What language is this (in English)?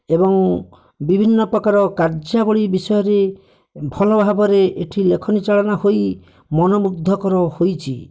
Odia